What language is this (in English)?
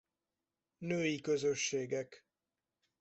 Hungarian